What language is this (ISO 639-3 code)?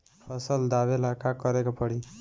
bho